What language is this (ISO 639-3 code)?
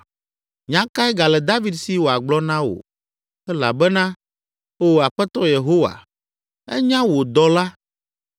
ewe